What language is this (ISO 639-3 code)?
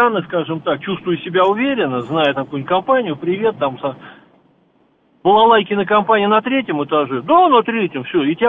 rus